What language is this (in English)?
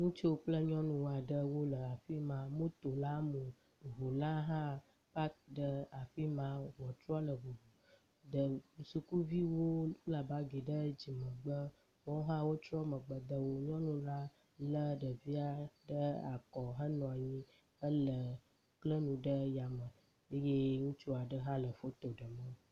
Ewe